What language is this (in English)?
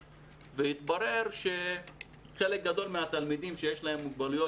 Hebrew